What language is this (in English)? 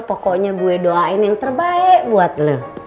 Indonesian